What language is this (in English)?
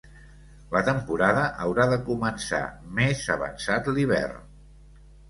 Catalan